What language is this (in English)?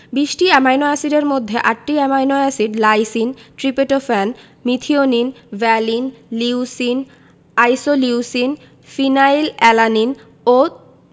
Bangla